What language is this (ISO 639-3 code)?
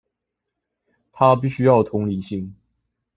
zho